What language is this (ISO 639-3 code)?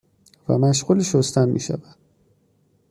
fas